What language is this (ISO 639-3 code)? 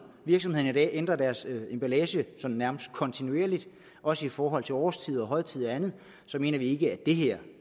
dan